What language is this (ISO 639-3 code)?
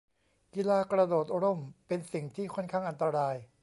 tha